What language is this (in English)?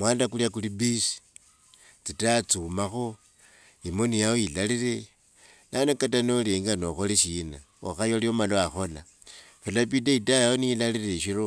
Wanga